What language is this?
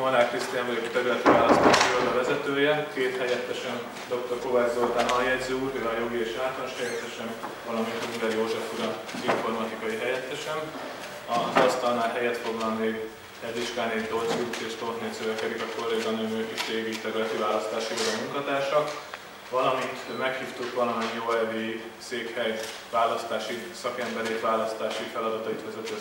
Hungarian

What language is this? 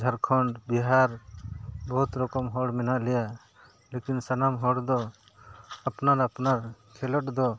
Santali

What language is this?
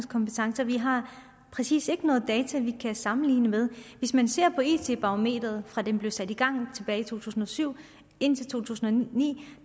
Danish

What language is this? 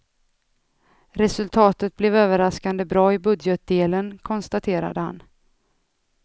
Swedish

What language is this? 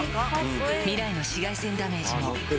Japanese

